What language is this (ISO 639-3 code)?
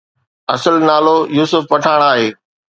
snd